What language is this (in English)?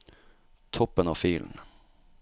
Norwegian